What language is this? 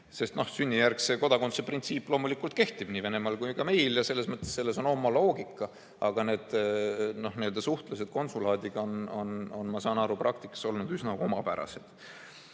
Estonian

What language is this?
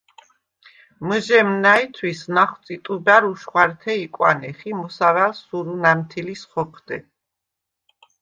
Svan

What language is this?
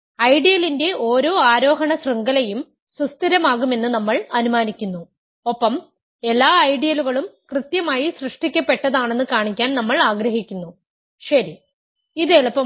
Malayalam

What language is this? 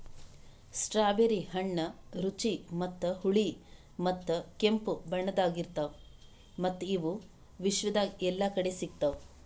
Kannada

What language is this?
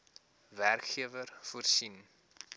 Afrikaans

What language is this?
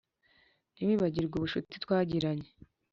Kinyarwanda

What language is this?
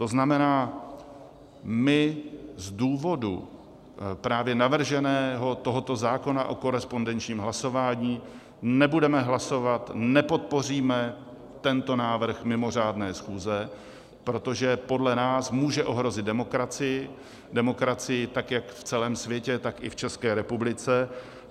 Czech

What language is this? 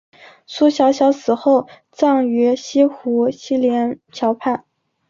Chinese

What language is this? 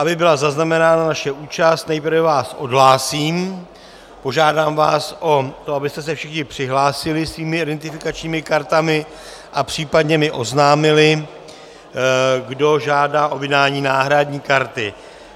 Czech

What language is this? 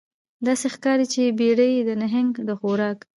Pashto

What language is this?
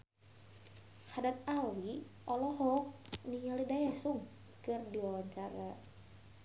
Sundanese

